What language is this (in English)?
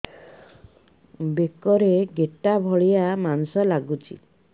Odia